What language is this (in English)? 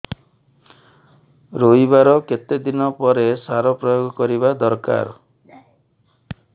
Odia